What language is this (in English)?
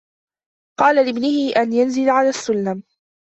Arabic